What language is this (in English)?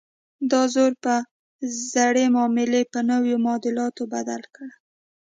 Pashto